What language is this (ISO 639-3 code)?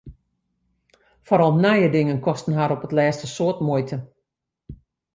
fry